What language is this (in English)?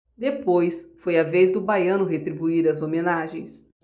Portuguese